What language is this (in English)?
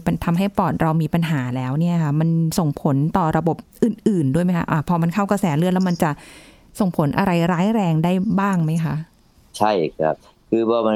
Thai